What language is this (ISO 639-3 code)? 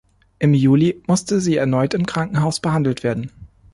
deu